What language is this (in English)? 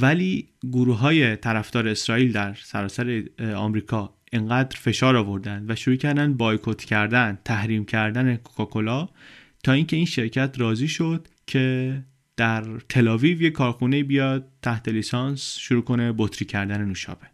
Persian